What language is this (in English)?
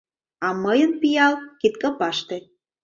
Mari